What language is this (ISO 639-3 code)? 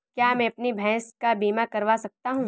hin